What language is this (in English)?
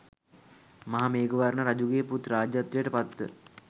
Sinhala